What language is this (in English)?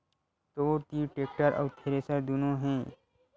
Chhattisgarhi